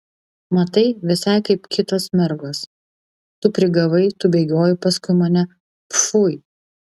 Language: Lithuanian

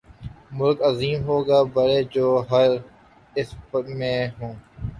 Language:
Urdu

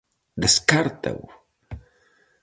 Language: Galician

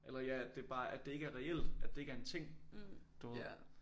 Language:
Danish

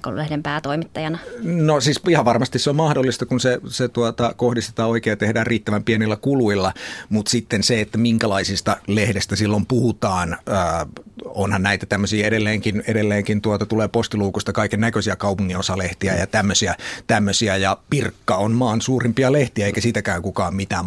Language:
Finnish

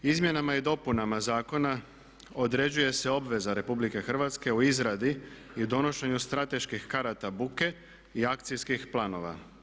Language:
Croatian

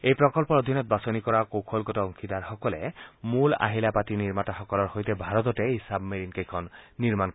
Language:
Assamese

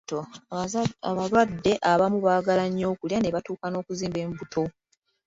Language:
Ganda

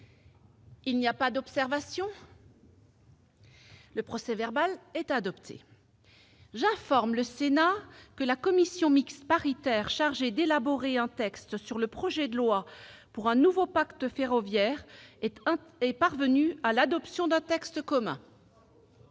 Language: French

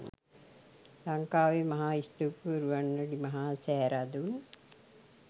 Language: Sinhala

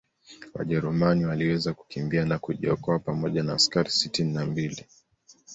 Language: Swahili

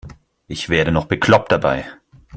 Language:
German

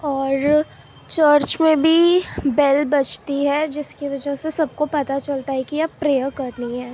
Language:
Urdu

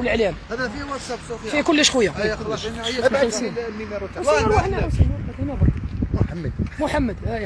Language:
Arabic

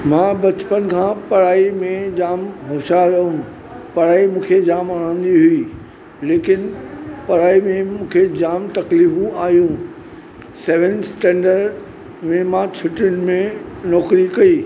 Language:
Sindhi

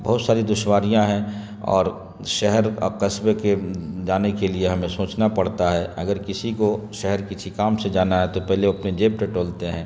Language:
Urdu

